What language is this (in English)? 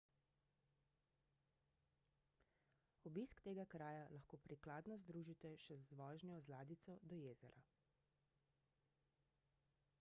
Slovenian